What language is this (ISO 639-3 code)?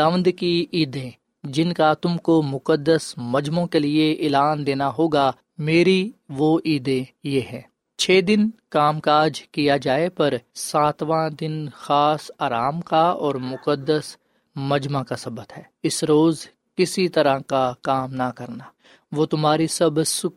urd